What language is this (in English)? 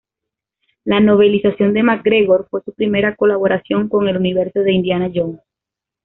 Spanish